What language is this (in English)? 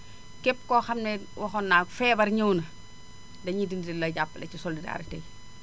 Wolof